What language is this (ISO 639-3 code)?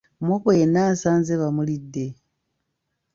lug